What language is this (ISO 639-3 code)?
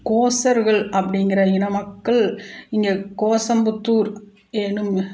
tam